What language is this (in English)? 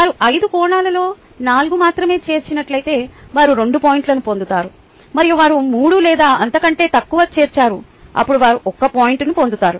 Telugu